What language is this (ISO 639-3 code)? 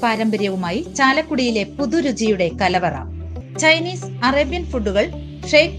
tur